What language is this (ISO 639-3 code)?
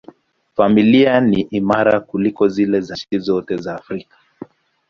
swa